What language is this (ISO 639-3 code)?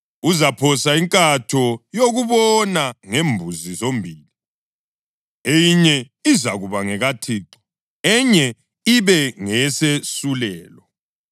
nde